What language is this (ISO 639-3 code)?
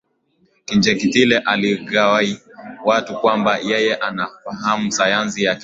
swa